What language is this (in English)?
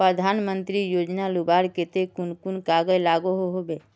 Magahi